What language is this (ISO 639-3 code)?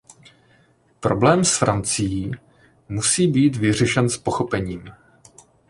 ces